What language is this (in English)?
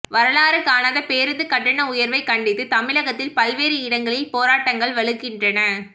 Tamil